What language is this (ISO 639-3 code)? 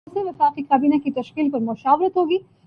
urd